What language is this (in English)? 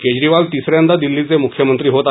Marathi